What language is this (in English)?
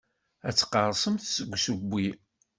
Kabyle